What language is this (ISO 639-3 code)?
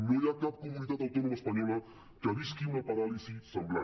cat